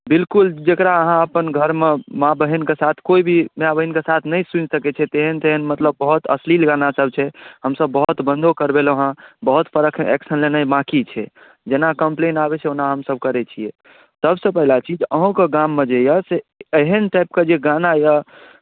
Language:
Maithili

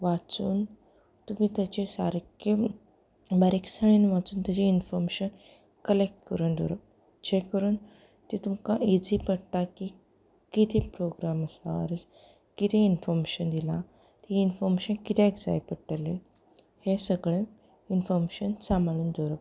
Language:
Konkani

